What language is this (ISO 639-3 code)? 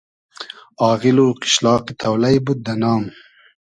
haz